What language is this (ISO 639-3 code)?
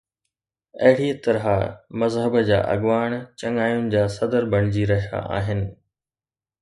snd